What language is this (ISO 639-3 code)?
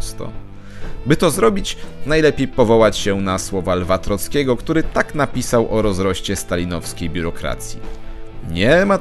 pol